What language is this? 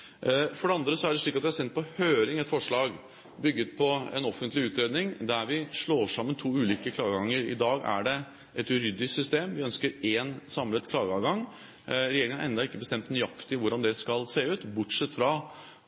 Norwegian Bokmål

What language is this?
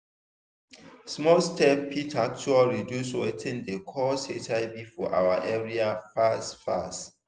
Nigerian Pidgin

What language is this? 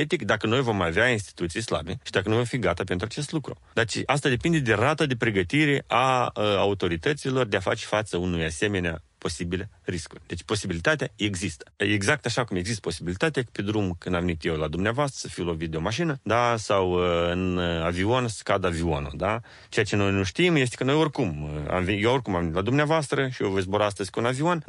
Romanian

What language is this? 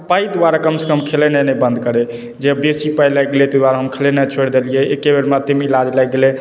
Maithili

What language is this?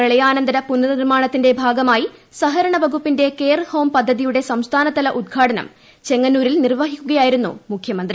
Malayalam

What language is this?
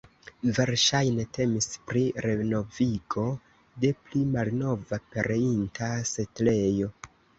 Esperanto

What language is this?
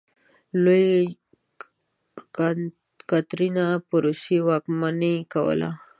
Pashto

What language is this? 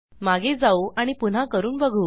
Marathi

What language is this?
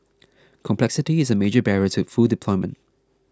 English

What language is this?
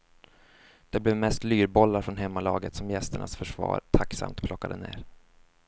Swedish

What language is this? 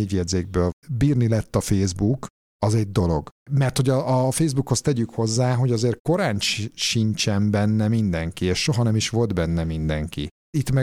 Hungarian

